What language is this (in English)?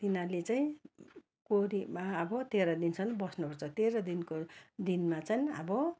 Nepali